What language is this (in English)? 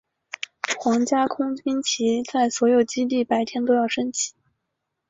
Chinese